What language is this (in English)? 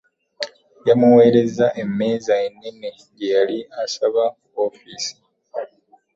Ganda